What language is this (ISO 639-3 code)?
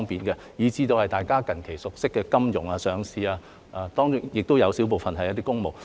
yue